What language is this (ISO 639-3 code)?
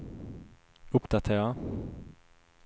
swe